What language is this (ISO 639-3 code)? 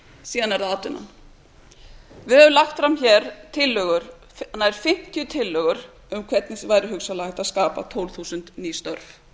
isl